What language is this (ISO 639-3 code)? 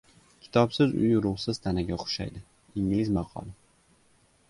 uzb